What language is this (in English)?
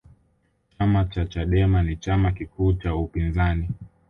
Swahili